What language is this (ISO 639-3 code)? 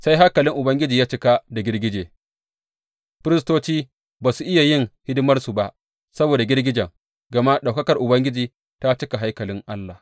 hau